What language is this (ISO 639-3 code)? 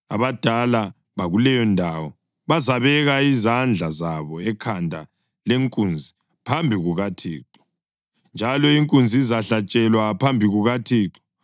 nde